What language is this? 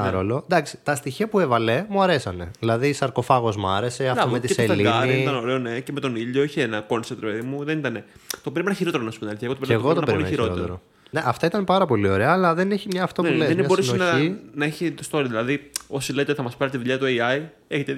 Greek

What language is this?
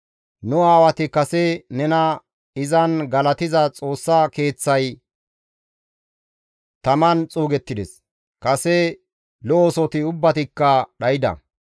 Gamo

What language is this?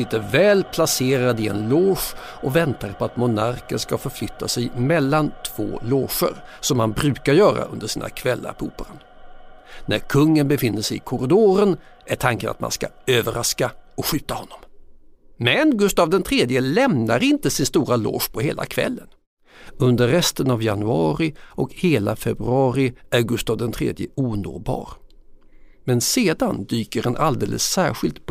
Swedish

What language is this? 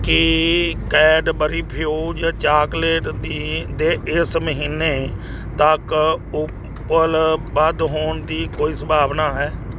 Punjabi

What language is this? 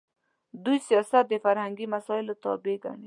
Pashto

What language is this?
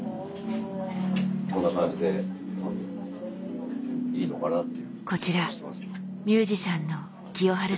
Japanese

